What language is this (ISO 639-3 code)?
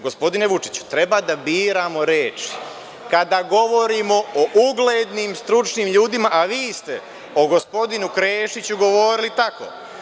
srp